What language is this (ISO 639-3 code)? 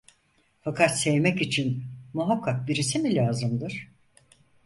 tur